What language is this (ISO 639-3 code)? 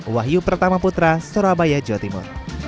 ind